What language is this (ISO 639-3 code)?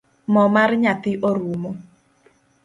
luo